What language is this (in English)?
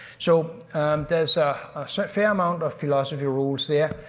English